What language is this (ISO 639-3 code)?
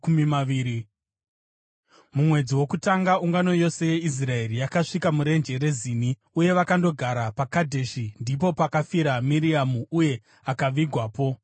sna